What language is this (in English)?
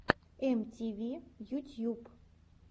Russian